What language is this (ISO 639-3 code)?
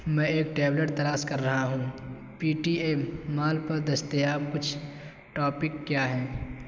urd